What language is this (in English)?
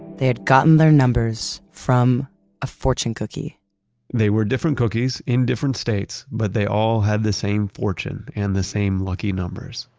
English